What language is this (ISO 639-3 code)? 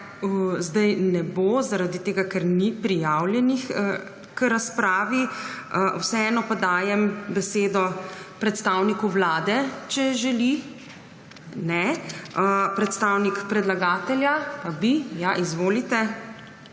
slv